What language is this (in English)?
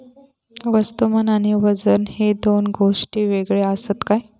Marathi